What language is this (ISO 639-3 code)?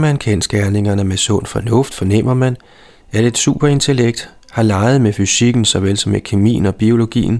dan